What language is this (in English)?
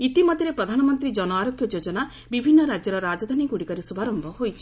Odia